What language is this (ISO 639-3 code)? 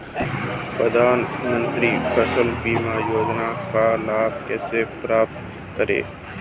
hin